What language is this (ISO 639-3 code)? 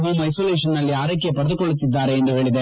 kan